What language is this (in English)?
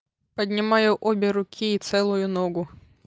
Russian